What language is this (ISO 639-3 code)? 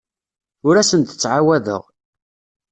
kab